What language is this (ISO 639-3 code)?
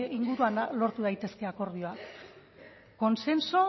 eus